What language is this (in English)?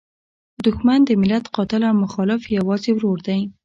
Pashto